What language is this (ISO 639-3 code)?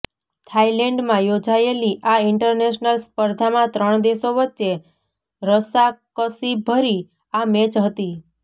guj